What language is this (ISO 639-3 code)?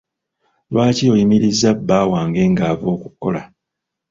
lug